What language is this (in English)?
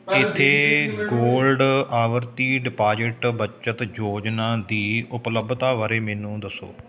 Punjabi